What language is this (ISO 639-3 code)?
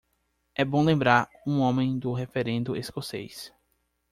por